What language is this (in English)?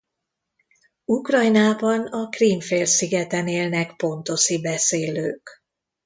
Hungarian